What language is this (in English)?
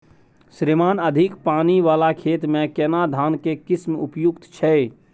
Maithili